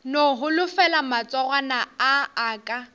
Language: Northern Sotho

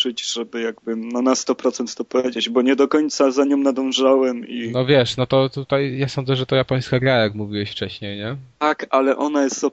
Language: Polish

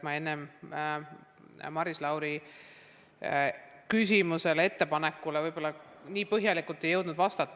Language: Estonian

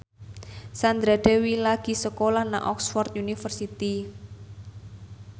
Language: Javanese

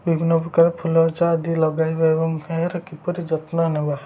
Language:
Odia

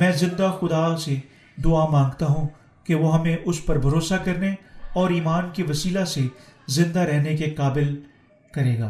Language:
Urdu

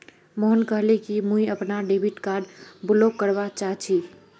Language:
Magahi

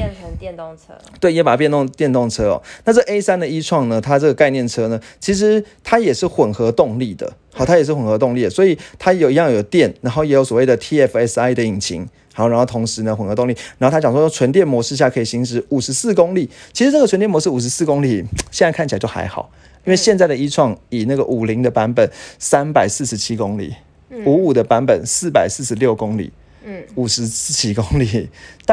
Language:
Chinese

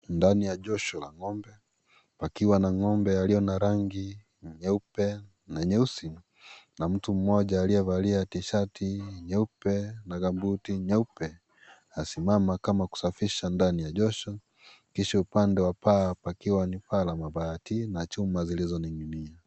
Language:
Swahili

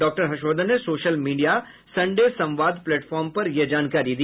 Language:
Hindi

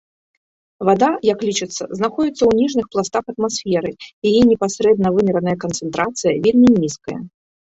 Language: Belarusian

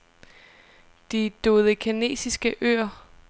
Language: Danish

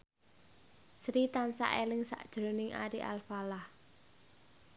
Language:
Javanese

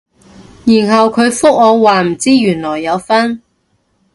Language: Cantonese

